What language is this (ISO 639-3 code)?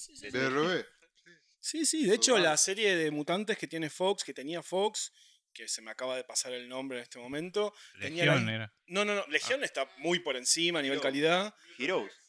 spa